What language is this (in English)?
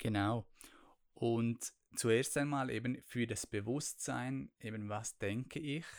German